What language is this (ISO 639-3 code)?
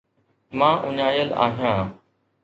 snd